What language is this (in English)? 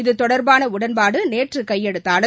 Tamil